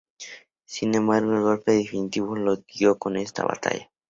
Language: Spanish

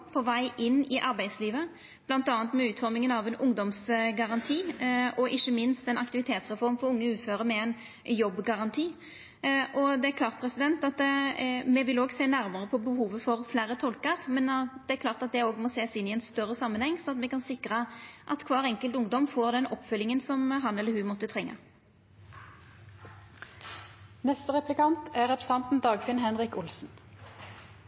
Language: Norwegian Nynorsk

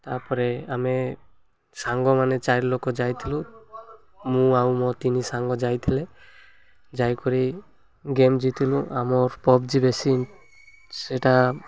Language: Odia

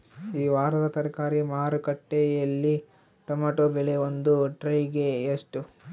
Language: Kannada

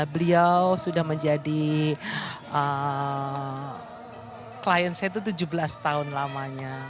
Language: Indonesian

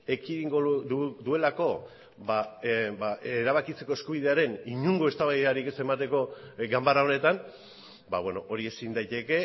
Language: Basque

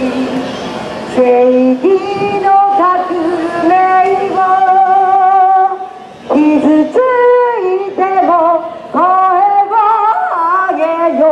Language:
Japanese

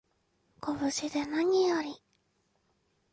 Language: Japanese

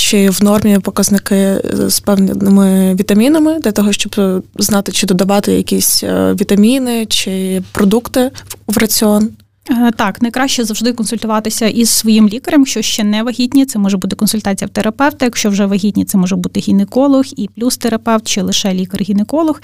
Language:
Ukrainian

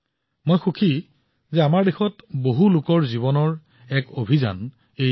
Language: Assamese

